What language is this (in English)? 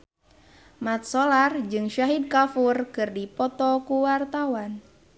Sundanese